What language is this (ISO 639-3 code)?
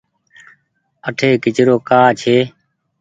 gig